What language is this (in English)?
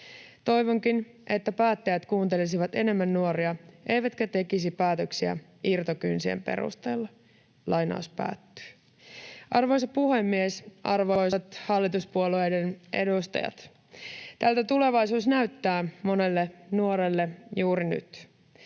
Finnish